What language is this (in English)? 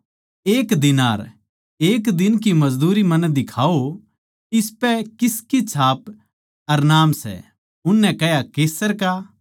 Haryanvi